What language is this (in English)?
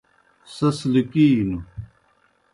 Kohistani Shina